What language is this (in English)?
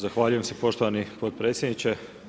Croatian